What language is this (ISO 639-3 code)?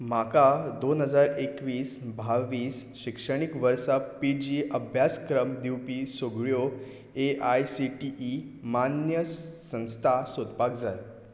kok